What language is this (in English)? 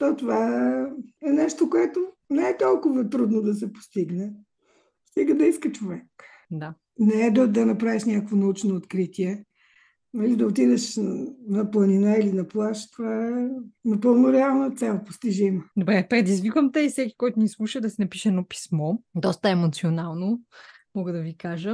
Bulgarian